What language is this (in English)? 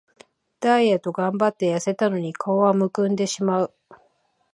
Japanese